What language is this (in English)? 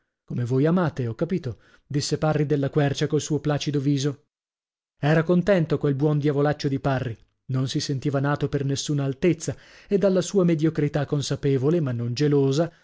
Italian